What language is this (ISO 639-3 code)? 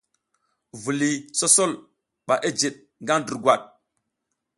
giz